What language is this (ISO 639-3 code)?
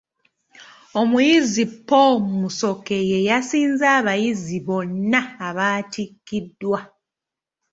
lug